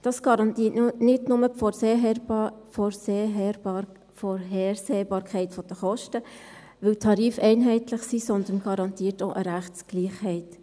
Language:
Swiss German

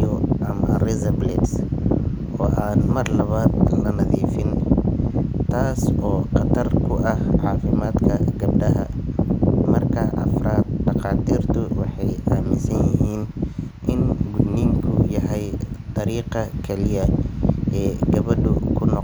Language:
Somali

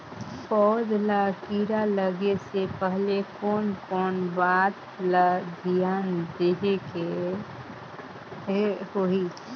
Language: Chhattisgarhi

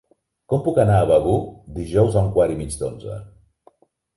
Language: Catalan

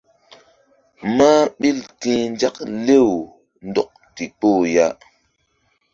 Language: Mbum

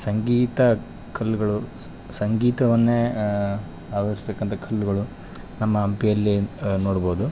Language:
Kannada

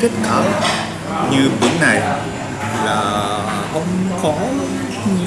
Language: Vietnamese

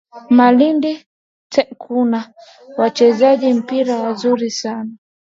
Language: Swahili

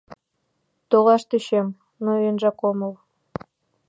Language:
Mari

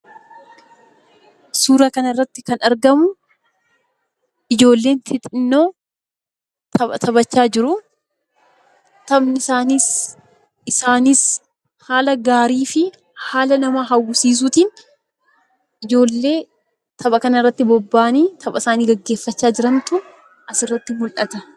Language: Oromo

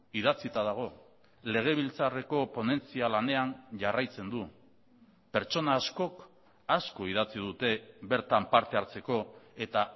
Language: Basque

